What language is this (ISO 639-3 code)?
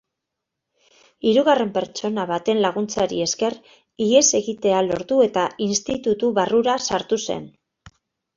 eus